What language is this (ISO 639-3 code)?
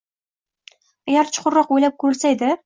uzb